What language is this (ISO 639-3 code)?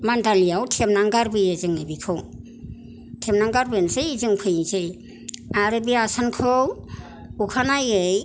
brx